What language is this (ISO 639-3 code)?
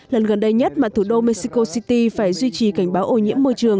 vie